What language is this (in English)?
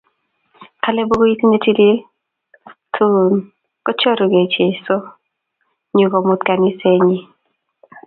Kalenjin